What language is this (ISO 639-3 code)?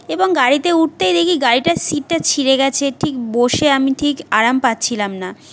ben